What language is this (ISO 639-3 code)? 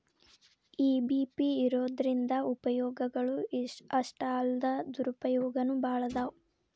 kan